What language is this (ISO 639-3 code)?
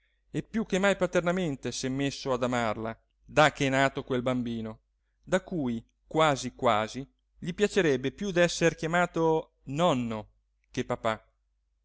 ita